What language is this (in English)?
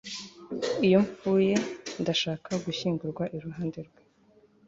Kinyarwanda